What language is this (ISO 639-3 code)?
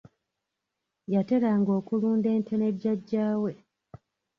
lug